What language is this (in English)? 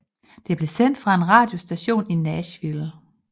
Danish